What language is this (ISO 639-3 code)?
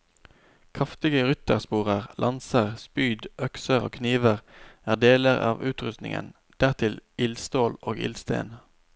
nor